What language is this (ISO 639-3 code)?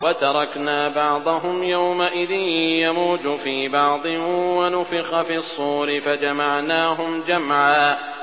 ara